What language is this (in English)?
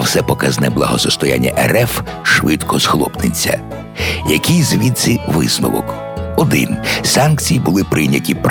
Ukrainian